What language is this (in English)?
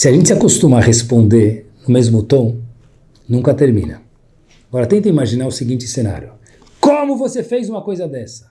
Portuguese